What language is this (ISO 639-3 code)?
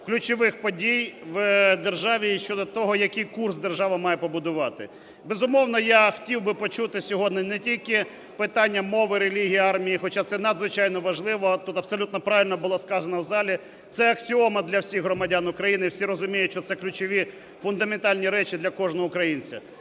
ukr